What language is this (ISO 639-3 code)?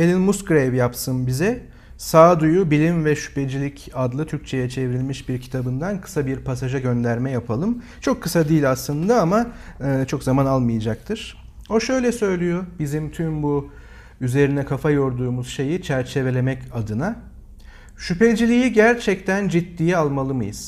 tur